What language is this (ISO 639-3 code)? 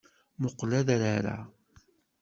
kab